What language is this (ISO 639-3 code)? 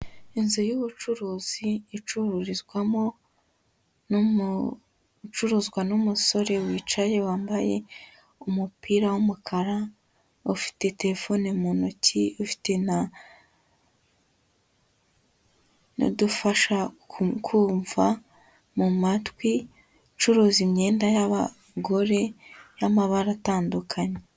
kin